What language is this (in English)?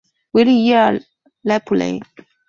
Chinese